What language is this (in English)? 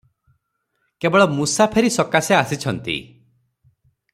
Odia